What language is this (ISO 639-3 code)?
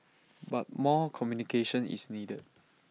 eng